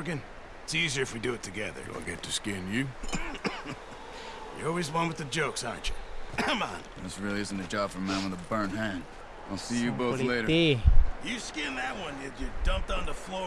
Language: Indonesian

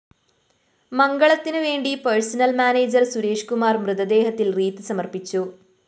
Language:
Malayalam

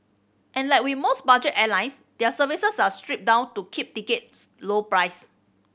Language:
English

